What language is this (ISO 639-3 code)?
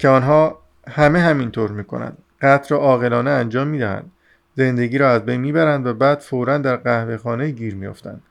fas